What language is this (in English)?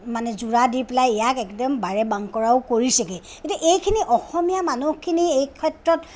Assamese